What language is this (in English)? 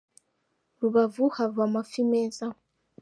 Kinyarwanda